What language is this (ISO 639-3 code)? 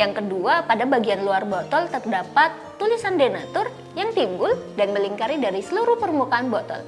ind